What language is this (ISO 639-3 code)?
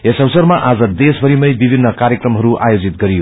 nep